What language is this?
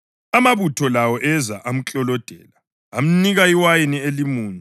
North Ndebele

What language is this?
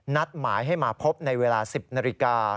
Thai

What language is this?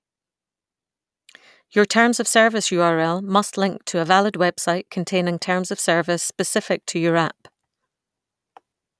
English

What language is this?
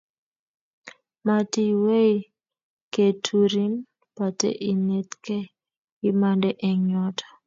Kalenjin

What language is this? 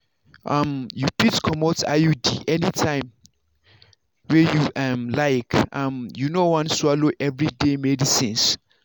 Nigerian Pidgin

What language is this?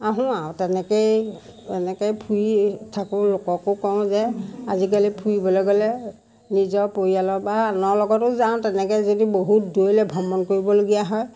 Assamese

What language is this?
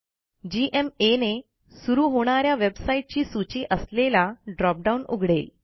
Marathi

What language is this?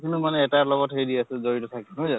Assamese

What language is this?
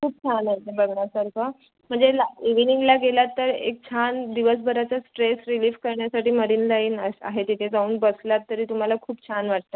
Marathi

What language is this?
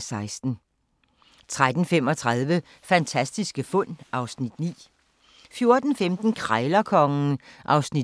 Danish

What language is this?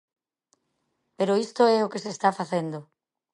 Galician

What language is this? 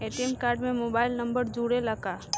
Bhojpuri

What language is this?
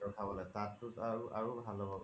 Assamese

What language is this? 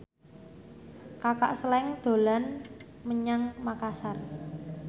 Javanese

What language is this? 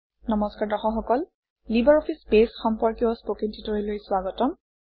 Assamese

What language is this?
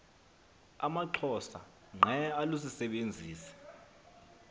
Xhosa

